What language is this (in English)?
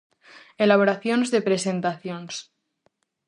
Galician